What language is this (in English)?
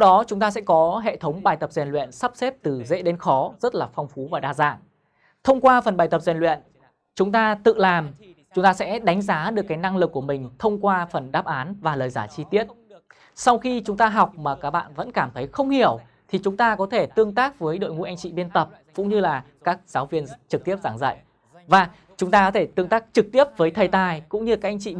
Vietnamese